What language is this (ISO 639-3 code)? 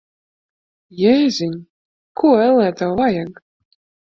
lav